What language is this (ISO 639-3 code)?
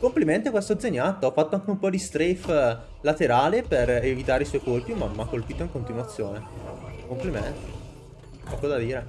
ita